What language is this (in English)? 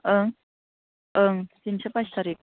Bodo